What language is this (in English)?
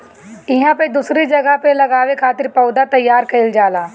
Bhojpuri